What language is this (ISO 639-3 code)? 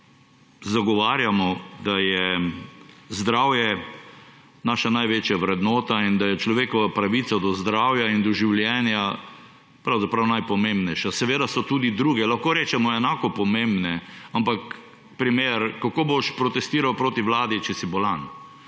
slv